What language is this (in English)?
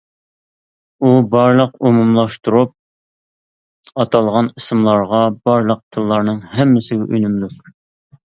Uyghur